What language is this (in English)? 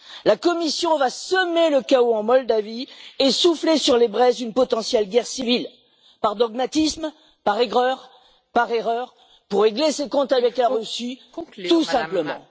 French